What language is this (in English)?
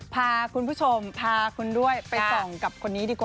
Thai